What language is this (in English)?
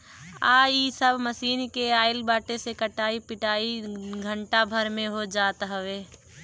Bhojpuri